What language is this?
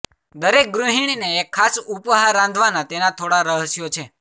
Gujarati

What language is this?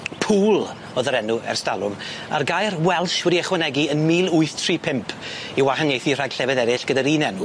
Welsh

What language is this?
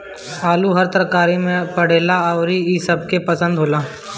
Bhojpuri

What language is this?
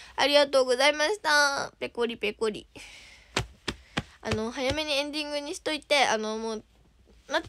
Japanese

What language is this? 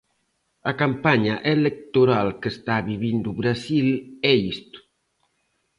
Galician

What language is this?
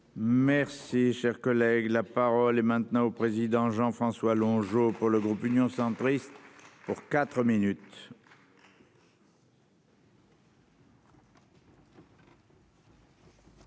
French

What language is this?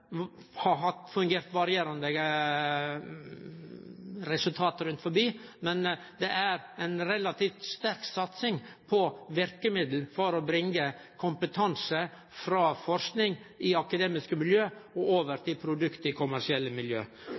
Norwegian Nynorsk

